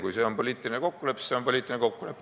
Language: Estonian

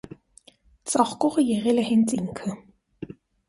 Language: Armenian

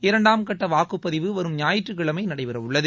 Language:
Tamil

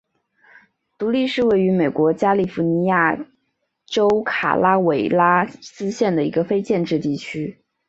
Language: Chinese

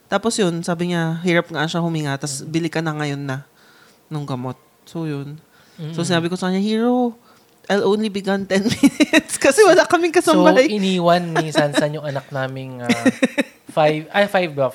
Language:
Filipino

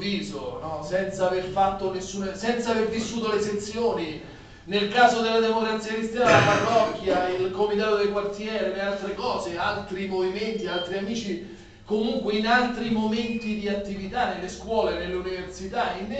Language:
Italian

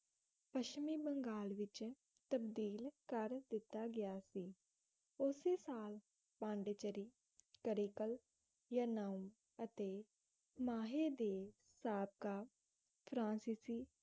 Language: Punjabi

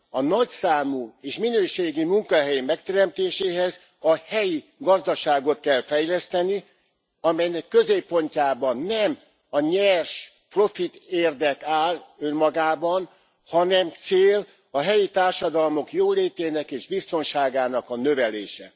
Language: Hungarian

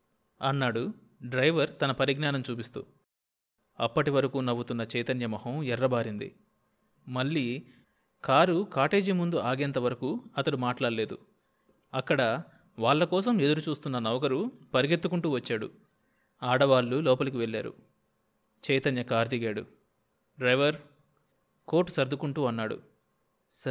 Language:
Telugu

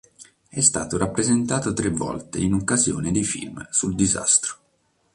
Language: Italian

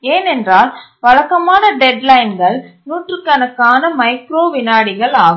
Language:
Tamil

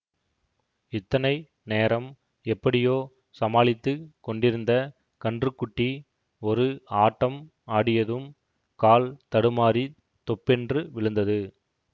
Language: Tamil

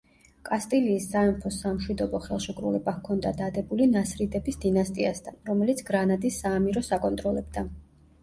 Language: Georgian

